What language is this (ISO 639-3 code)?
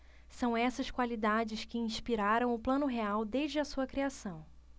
por